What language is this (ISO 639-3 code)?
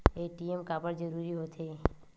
hne